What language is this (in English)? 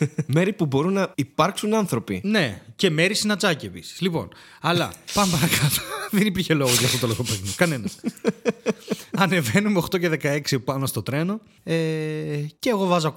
Greek